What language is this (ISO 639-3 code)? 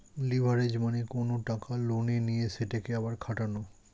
ben